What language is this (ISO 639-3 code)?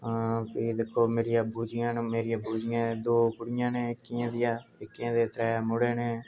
doi